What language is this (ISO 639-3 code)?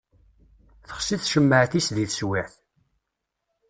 kab